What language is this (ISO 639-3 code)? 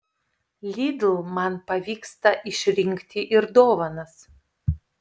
lit